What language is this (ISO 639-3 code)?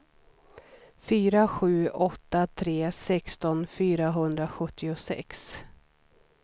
swe